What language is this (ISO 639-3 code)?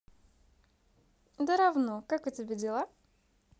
rus